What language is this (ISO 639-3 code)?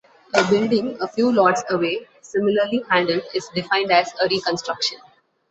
eng